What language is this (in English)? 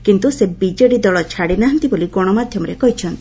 Odia